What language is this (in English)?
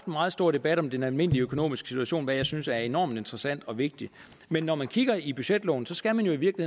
Danish